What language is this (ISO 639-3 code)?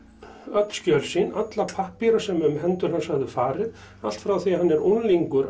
isl